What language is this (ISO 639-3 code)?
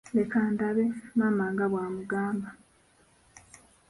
lug